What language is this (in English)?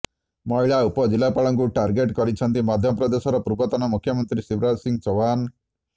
Odia